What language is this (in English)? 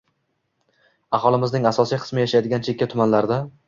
Uzbek